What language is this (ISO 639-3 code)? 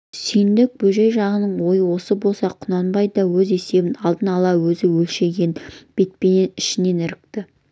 kaz